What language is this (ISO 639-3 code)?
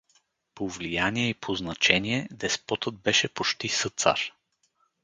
bul